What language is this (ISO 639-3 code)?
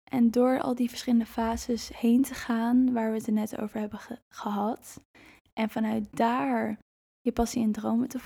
nld